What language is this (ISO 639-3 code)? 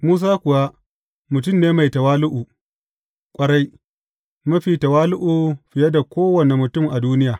hau